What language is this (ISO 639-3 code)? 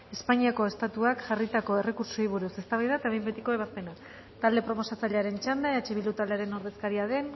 eus